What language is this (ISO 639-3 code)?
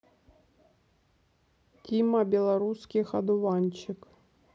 rus